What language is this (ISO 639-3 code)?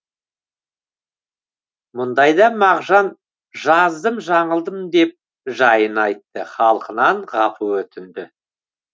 kaz